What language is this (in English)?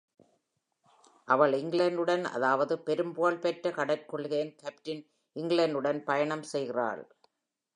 Tamil